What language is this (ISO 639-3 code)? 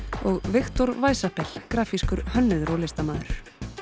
isl